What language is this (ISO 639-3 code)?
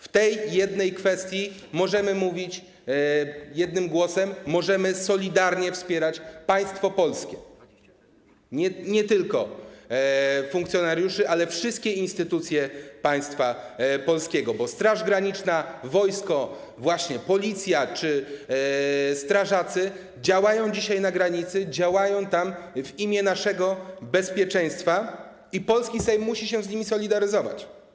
pol